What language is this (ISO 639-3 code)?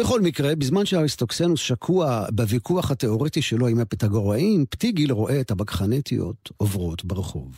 heb